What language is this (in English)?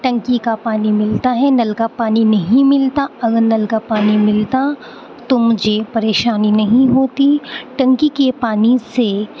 Urdu